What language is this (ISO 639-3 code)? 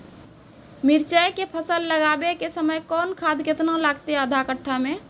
mai